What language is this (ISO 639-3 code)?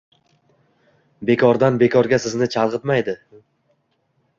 uzb